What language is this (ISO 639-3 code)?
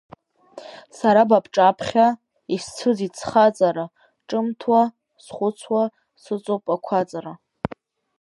abk